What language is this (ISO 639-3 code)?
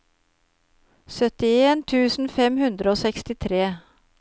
nor